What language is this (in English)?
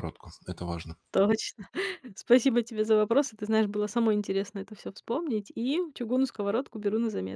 Russian